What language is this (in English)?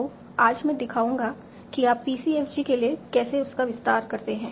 Hindi